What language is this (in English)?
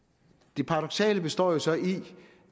Danish